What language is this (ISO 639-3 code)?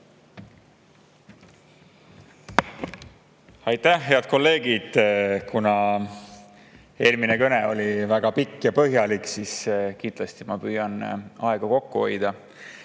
est